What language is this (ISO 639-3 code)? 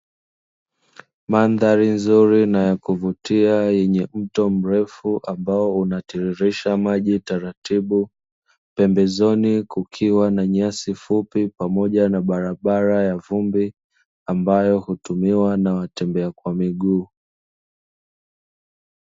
swa